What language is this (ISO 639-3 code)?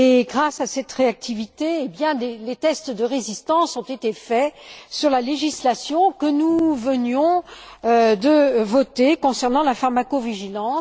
fra